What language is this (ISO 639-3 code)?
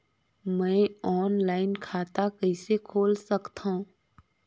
hne